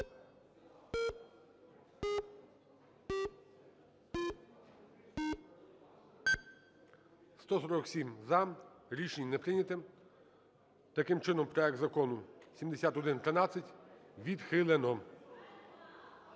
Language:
Ukrainian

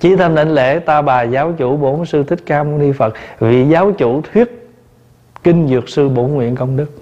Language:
Vietnamese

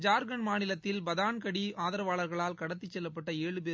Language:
Tamil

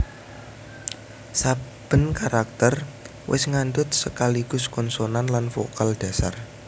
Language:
Javanese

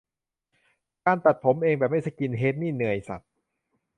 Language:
Thai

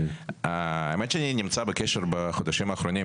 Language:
Hebrew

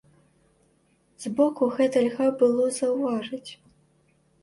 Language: Belarusian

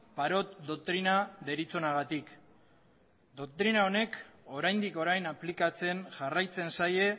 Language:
Basque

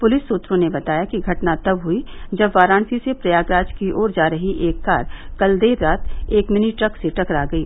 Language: Hindi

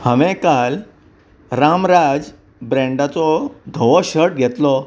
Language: Konkani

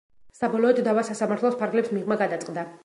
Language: Georgian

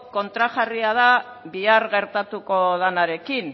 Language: Basque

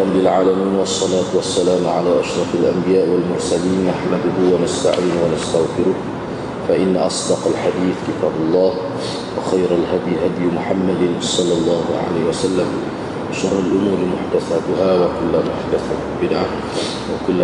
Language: Malay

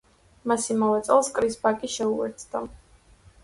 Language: Georgian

